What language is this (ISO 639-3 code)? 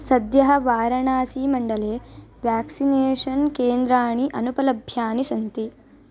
san